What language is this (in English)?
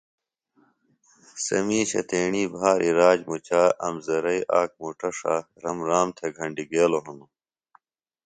Phalura